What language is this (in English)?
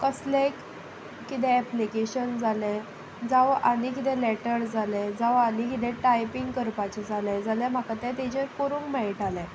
Konkani